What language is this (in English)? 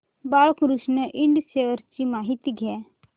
Marathi